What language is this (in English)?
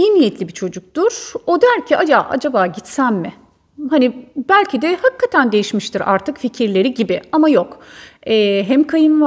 Turkish